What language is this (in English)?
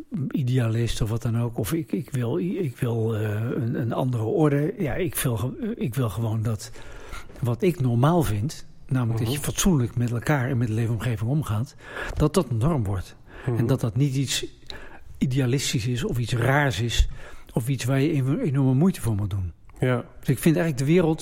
Dutch